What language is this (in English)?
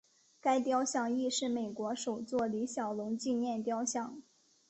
Chinese